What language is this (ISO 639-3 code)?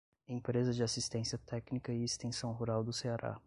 por